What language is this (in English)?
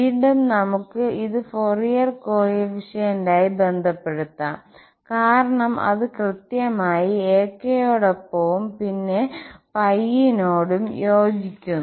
Malayalam